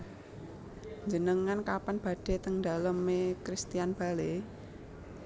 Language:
Javanese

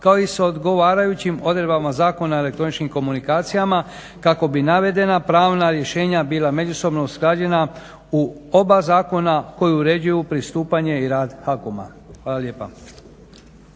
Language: Croatian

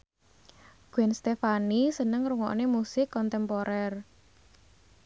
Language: Javanese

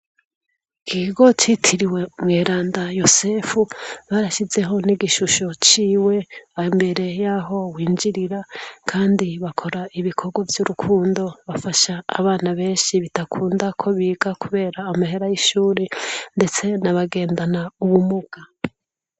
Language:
Rundi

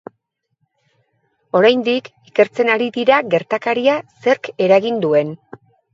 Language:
Basque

